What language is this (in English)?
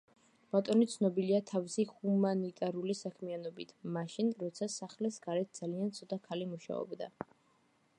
Georgian